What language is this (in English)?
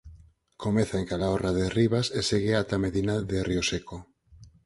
Galician